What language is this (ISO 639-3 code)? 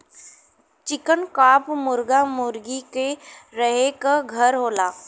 bho